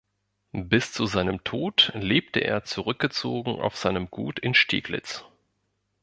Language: German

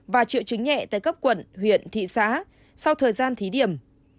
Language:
Vietnamese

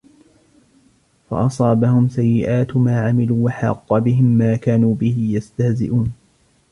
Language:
Arabic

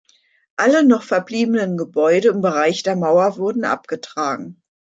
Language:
German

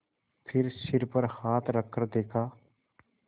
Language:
Hindi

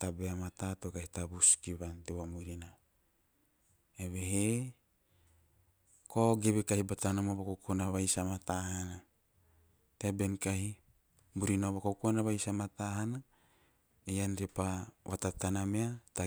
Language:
Teop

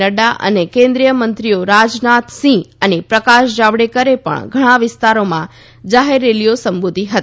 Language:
Gujarati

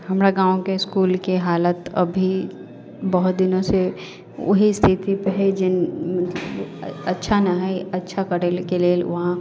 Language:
Maithili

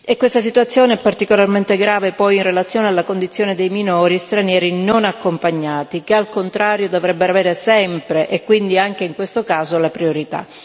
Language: Italian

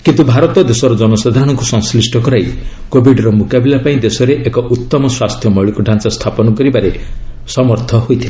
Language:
Odia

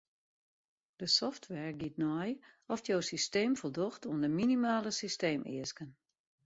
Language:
Western Frisian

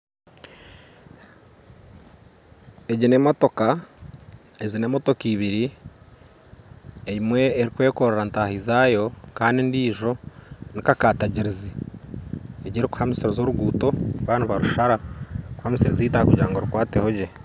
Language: Nyankole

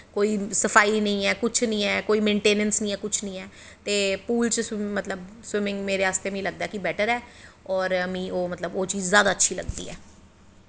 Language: Dogri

